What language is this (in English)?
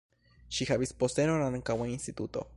Esperanto